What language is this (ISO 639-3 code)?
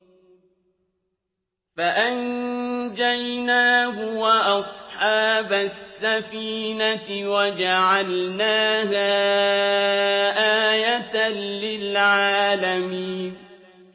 ara